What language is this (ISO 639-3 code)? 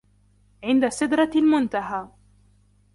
ara